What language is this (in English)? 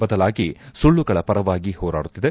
Kannada